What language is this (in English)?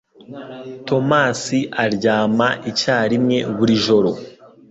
Kinyarwanda